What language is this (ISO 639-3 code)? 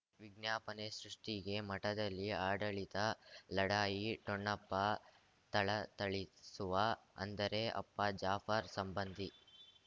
kan